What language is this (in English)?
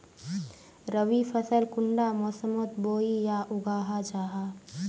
Magahi